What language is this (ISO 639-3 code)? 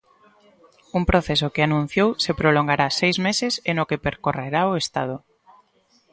glg